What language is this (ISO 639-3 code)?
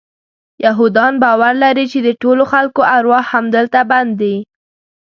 pus